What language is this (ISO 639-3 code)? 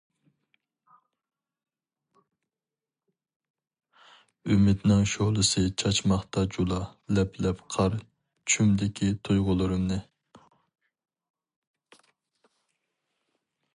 uig